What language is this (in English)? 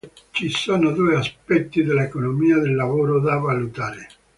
Italian